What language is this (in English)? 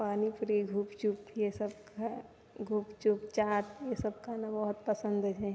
Maithili